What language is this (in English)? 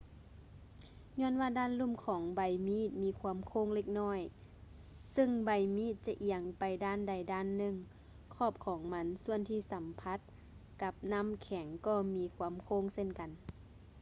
Lao